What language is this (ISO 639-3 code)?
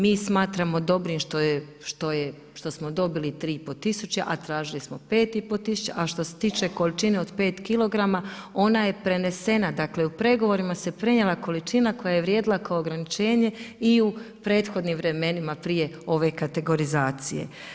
hrv